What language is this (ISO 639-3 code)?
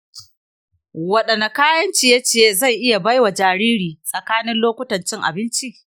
hau